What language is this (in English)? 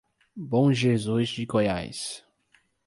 Portuguese